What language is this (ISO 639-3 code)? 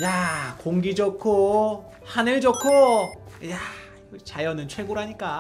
kor